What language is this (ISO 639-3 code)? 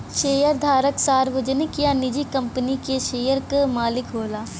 bho